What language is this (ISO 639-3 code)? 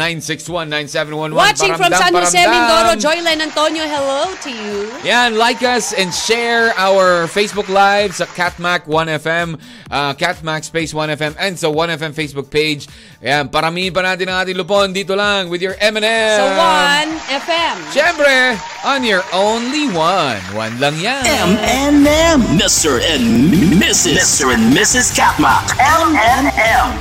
fil